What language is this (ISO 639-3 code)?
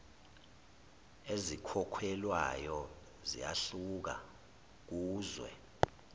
zul